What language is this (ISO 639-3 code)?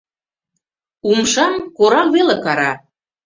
chm